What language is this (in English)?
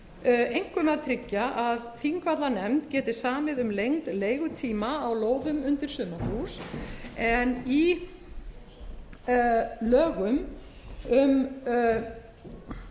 Icelandic